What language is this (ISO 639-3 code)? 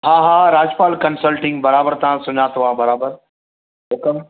snd